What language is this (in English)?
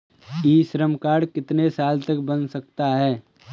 Hindi